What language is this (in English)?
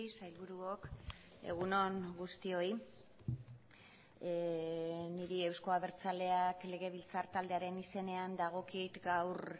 Basque